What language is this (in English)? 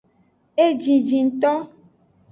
Aja (Benin)